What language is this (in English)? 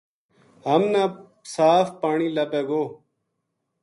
Gujari